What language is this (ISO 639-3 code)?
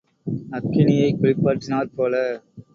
tam